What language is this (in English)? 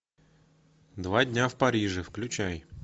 Russian